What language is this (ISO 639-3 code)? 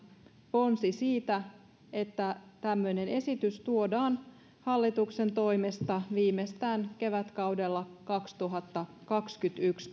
fin